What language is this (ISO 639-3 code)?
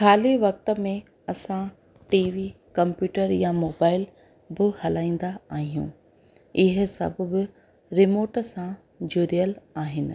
snd